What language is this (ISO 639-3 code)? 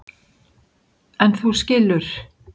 isl